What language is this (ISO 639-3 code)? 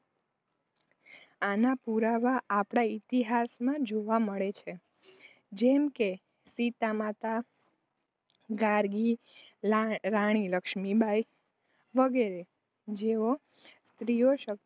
guj